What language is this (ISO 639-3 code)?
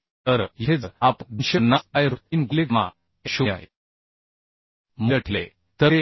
mar